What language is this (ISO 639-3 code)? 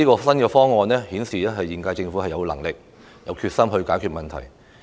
yue